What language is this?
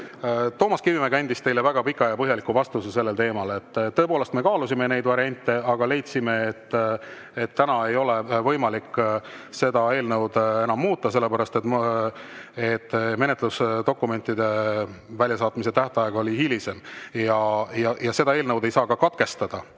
Estonian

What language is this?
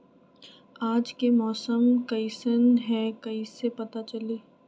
Magahi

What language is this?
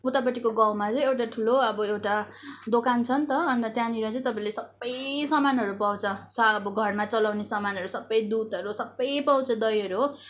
Nepali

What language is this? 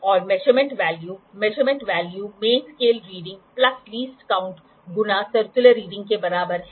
Hindi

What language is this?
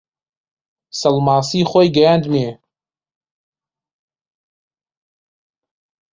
Central Kurdish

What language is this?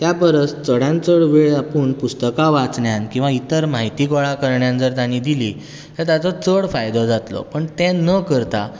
Konkani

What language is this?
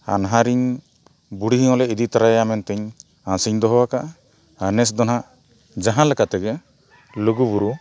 Santali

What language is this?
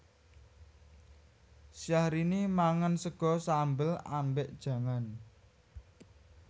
Javanese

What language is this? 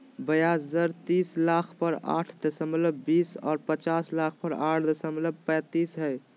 Magahi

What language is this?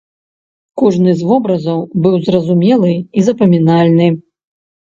Belarusian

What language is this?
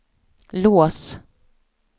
Swedish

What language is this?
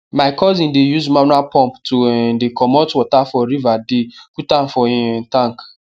Nigerian Pidgin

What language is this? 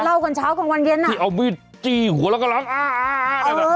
Thai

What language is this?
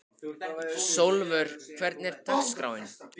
Icelandic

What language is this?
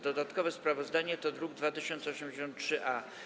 Polish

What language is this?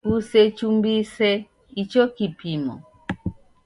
Taita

